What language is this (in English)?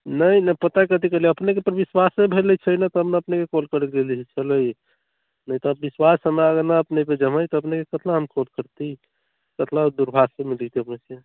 Maithili